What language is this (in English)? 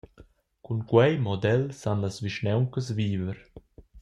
Romansh